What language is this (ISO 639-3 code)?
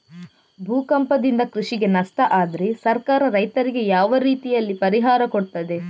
kan